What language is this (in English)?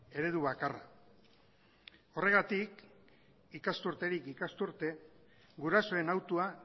Basque